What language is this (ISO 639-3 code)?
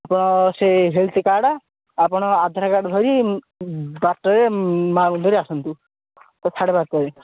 ori